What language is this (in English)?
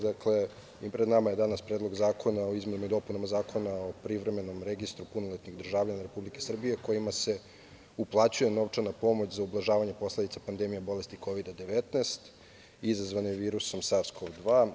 Serbian